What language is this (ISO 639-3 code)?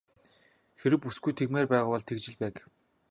mon